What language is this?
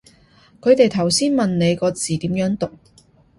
Cantonese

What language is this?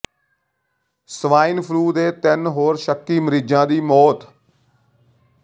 Punjabi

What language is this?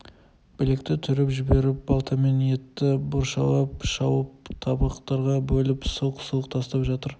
Kazakh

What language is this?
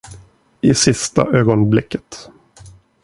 Swedish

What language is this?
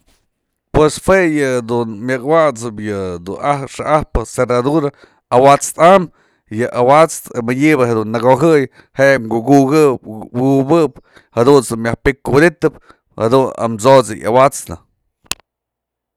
Mazatlán Mixe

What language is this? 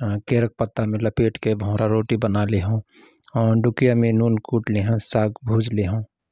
Rana Tharu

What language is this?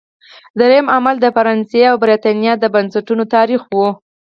Pashto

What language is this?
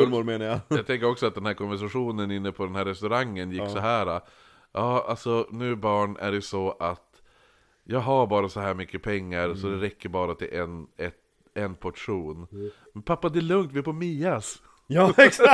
Swedish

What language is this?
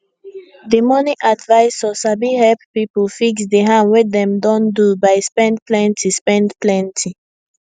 Nigerian Pidgin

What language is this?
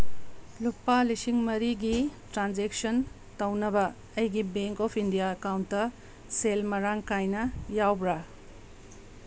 Manipuri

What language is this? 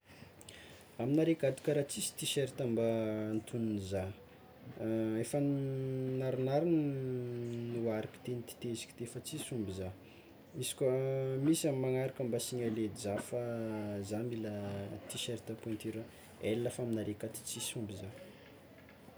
Tsimihety Malagasy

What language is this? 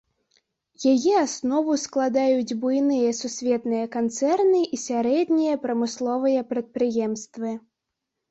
Belarusian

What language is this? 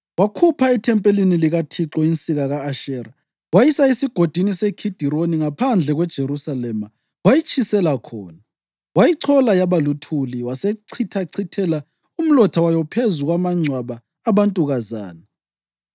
North Ndebele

